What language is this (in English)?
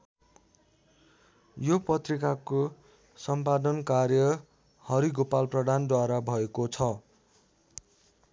Nepali